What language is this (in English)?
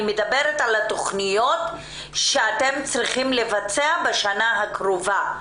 Hebrew